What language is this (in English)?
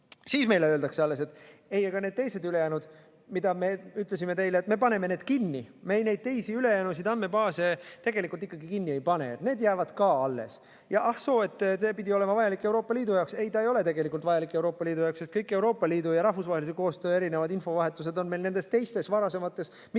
Estonian